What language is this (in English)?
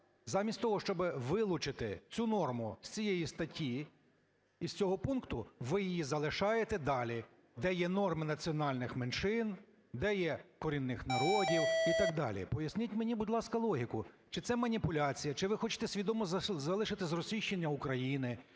Ukrainian